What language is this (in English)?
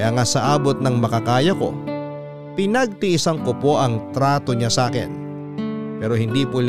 Filipino